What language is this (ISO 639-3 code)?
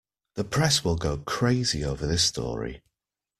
eng